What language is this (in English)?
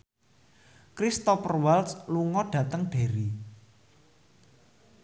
Javanese